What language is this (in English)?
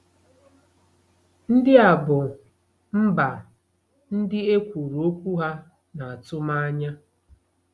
Igbo